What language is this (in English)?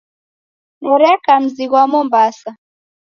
Taita